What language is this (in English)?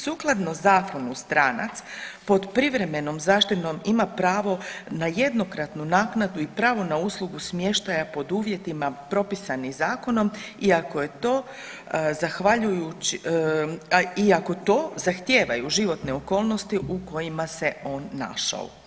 Croatian